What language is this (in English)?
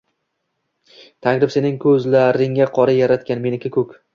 Uzbek